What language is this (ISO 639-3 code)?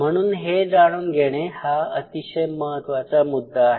mar